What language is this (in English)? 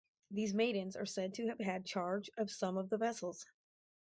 English